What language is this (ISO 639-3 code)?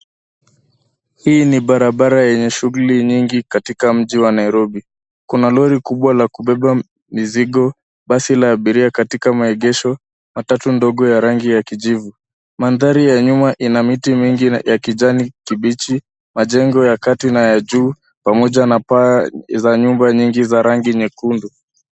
swa